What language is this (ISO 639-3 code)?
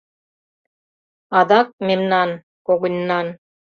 chm